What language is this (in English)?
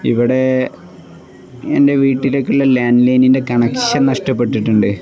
Malayalam